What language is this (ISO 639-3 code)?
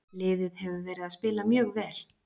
isl